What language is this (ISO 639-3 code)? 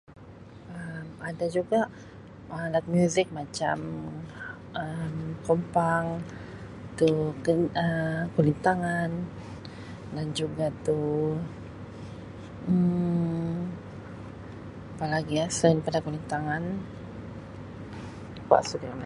msi